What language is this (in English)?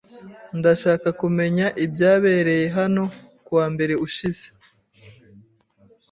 Kinyarwanda